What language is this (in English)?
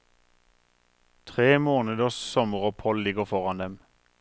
Norwegian